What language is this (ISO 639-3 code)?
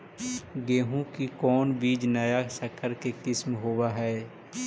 mag